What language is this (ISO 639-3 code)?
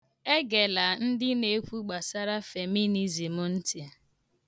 ibo